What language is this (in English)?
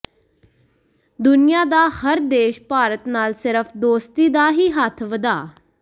Punjabi